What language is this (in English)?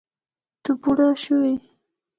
Pashto